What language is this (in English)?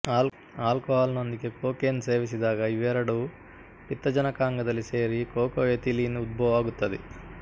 Kannada